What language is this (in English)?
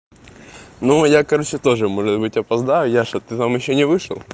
Russian